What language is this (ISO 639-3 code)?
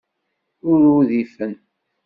kab